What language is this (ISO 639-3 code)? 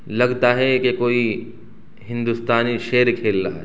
urd